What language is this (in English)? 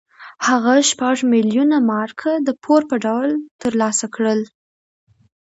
Pashto